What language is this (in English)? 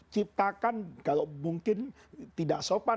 Indonesian